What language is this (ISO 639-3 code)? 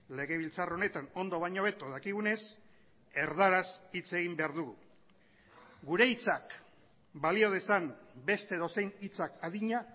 eus